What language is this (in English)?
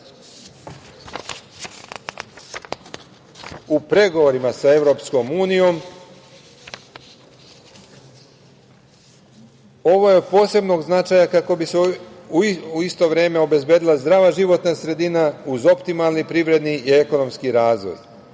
Serbian